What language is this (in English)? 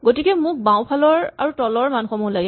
Assamese